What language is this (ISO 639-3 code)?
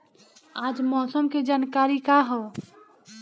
bho